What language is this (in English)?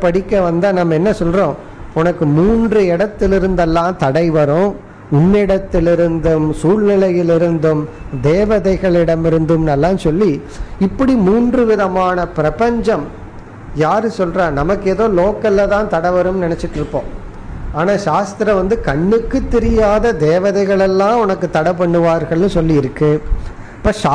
Hindi